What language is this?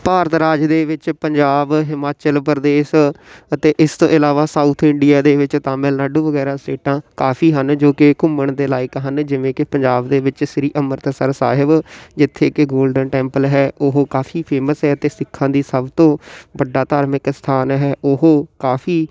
Punjabi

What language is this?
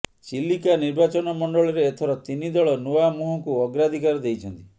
Odia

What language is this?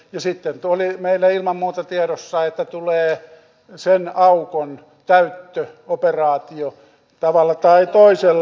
Finnish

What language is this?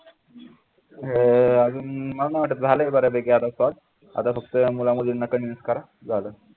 Marathi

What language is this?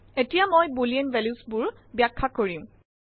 Assamese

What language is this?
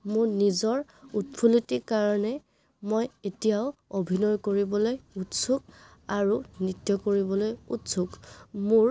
Assamese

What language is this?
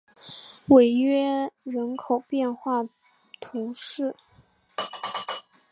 Chinese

